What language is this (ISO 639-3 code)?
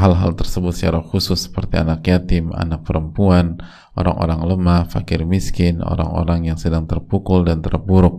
ind